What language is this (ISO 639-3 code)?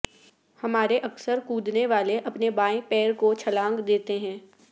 urd